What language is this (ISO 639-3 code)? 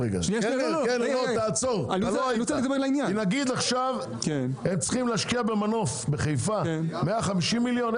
heb